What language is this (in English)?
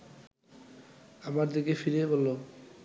Bangla